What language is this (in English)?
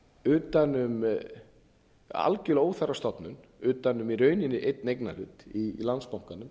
Icelandic